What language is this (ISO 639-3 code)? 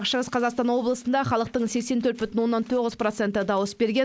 kaz